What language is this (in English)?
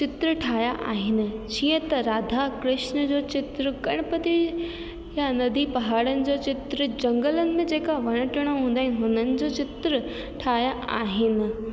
Sindhi